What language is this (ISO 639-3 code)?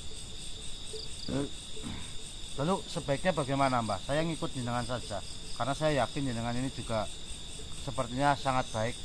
ind